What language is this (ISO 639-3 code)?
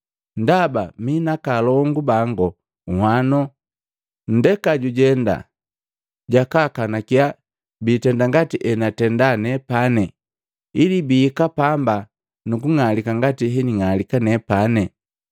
mgv